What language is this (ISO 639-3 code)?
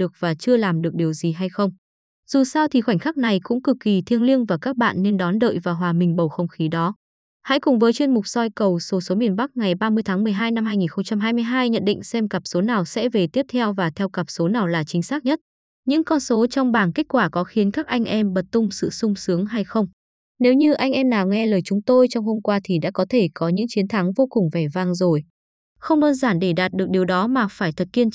vie